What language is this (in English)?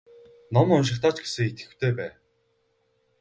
Mongolian